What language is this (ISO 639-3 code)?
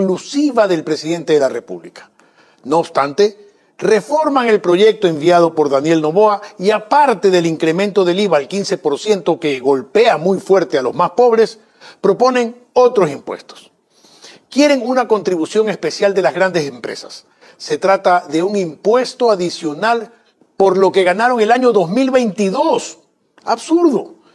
spa